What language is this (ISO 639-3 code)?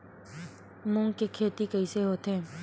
hne